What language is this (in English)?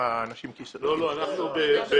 Hebrew